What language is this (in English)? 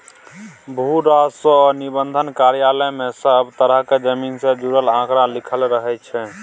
Maithili